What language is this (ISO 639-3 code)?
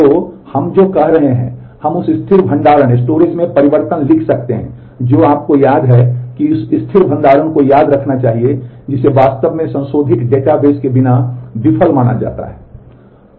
hin